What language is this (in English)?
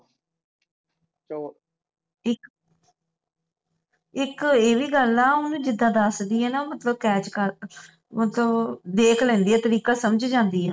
Punjabi